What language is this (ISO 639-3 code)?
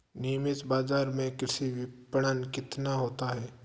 hin